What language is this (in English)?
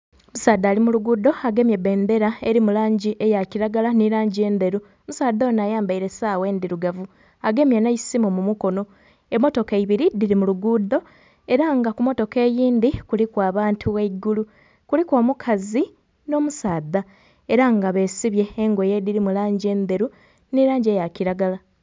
Soga